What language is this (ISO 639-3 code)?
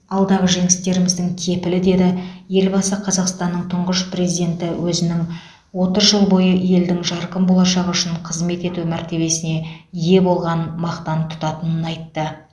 kaz